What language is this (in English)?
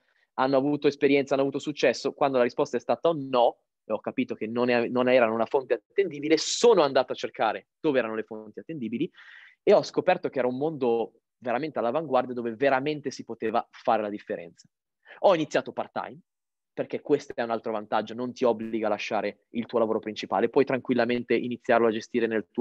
Italian